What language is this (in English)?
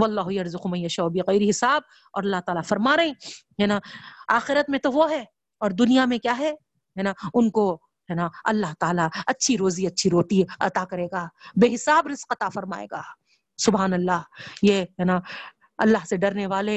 Urdu